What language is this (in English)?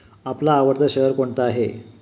Marathi